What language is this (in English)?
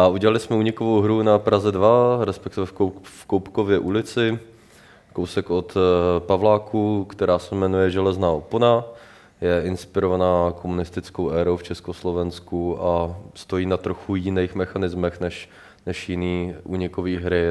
Czech